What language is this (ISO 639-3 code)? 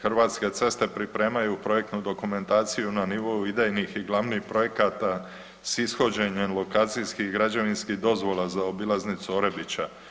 hrv